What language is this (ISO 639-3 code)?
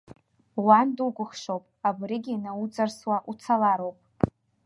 abk